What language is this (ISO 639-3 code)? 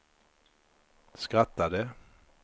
swe